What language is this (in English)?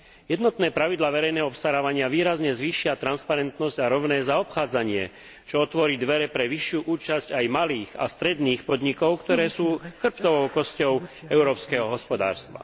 Slovak